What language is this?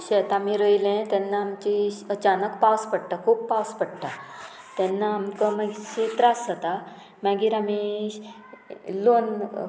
Konkani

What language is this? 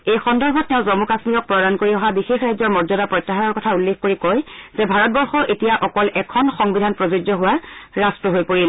Assamese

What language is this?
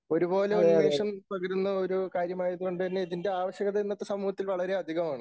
Malayalam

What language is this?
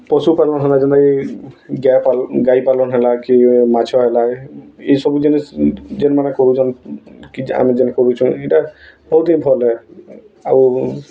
Odia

